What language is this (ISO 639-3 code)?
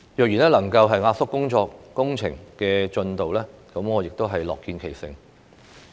yue